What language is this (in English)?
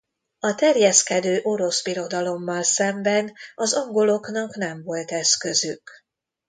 Hungarian